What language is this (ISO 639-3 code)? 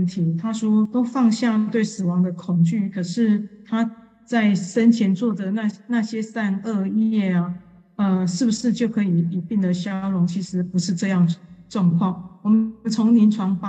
zho